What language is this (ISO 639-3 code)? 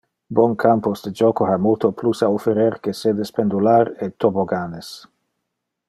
ina